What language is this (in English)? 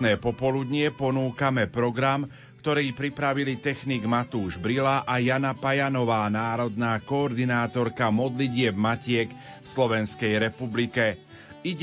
Slovak